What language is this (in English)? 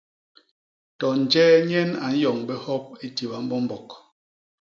Basaa